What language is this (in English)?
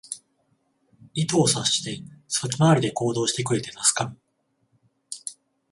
Japanese